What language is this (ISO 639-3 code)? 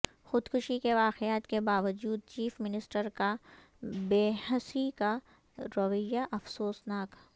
urd